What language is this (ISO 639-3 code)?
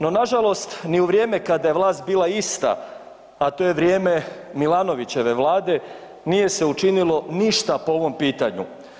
hrv